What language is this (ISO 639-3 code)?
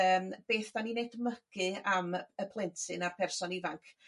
cym